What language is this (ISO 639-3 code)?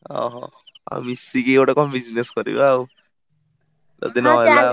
ori